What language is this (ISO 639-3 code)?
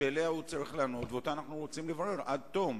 heb